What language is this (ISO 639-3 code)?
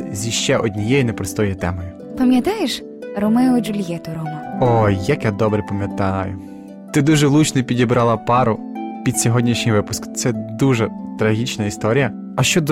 ukr